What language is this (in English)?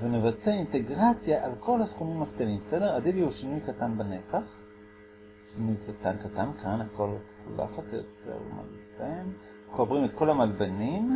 Hebrew